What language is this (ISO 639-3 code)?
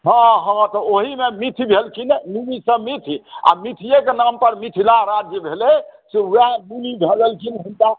mai